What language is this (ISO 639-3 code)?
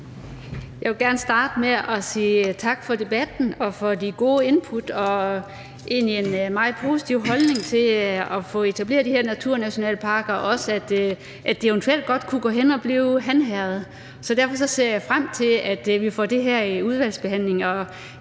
dan